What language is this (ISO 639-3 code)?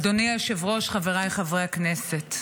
heb